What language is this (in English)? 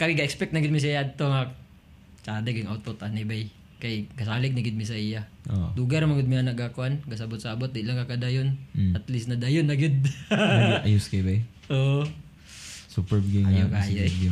Filipino